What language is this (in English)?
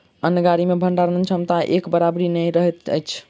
Maithili